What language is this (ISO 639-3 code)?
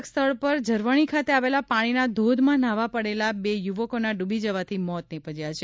guj